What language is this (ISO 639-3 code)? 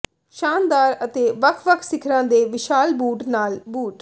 pan